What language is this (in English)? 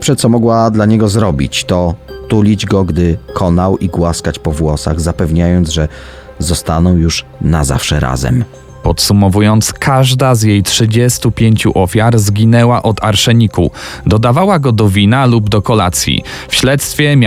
Polish